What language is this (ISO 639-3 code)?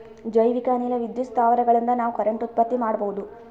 kan